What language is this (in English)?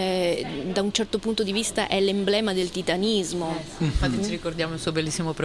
Italian